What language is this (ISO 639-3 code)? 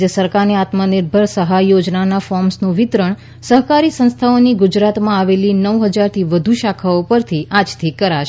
guj